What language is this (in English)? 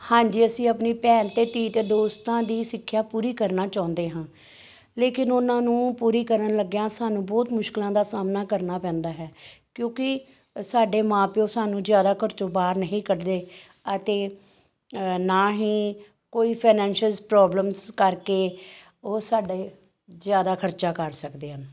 Punjabi